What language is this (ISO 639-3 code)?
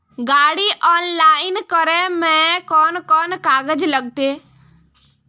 mag